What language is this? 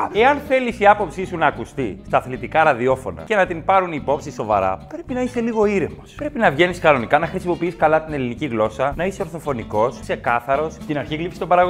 Greek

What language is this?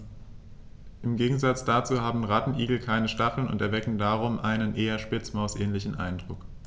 German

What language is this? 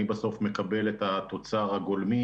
Hebrew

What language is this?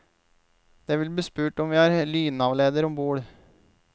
Norwegian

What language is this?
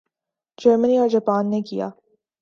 Urdu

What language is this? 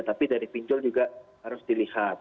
Indonesian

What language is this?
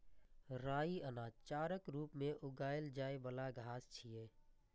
Maithili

